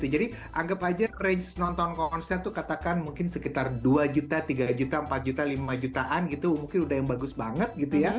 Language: Indonesian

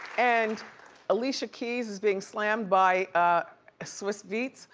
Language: English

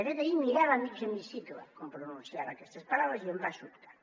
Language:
Catalan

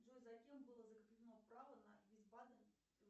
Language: Russian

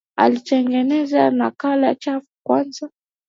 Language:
Swahili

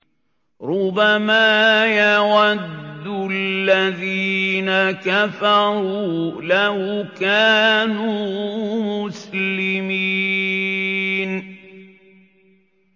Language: Arabic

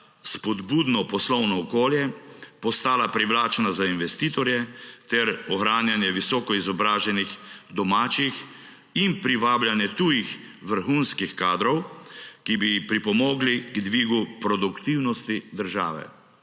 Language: Slovenian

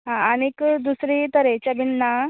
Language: Konkani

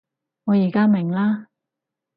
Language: Cantonese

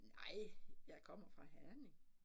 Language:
Danish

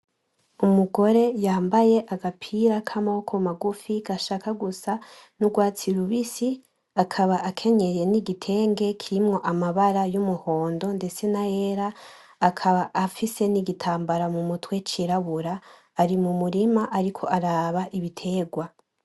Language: Rundi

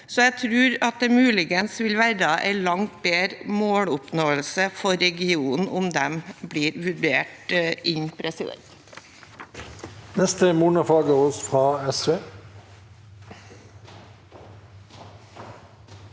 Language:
Norwegian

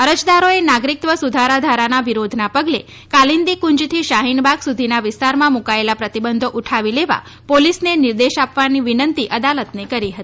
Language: Gujarati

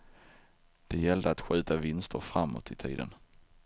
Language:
Swedish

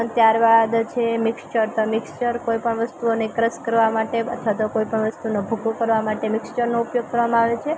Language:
Gujarati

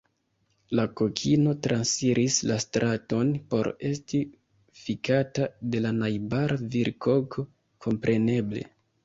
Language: Esperanto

